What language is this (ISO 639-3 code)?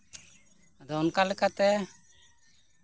sat